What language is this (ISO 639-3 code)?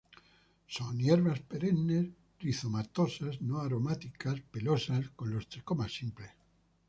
spa